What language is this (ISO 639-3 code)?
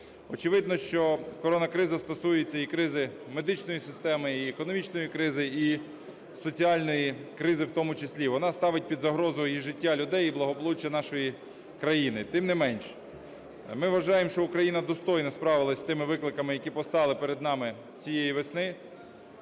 ukr